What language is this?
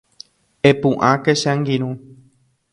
Guarani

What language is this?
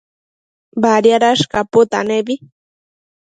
Matsés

